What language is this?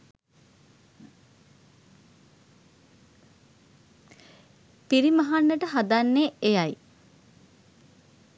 Sinhala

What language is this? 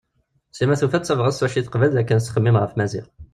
Kabyle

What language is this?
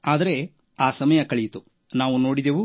Kannada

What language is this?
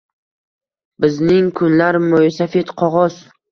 Uzbek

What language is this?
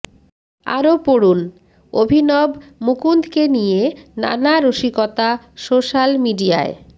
Bangla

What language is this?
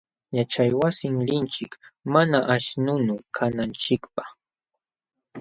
Jauja Wanca Quechua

